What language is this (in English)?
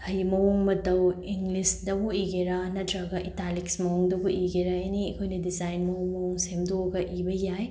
Manipuri